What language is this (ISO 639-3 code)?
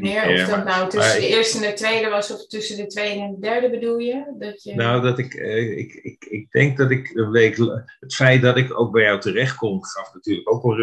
nld